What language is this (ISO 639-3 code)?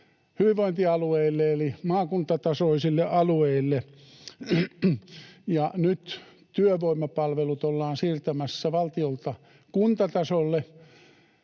fin